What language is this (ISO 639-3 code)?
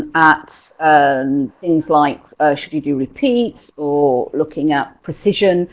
eng